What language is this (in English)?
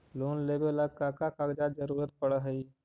Magahi